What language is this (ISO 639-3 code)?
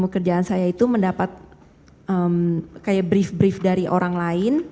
ind